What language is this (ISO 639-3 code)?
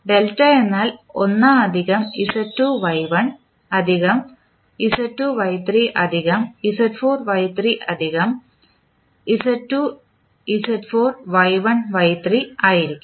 mal